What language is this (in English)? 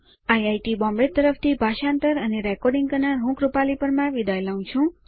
Gujarati